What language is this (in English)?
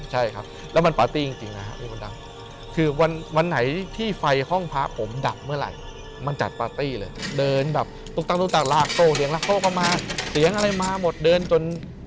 Thai